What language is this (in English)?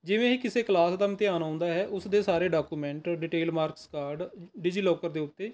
Punjabi